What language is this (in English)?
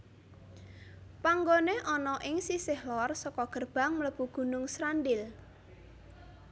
Javanese